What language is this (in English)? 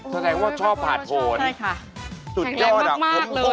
Thai